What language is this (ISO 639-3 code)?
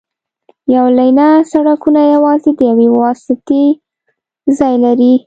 pus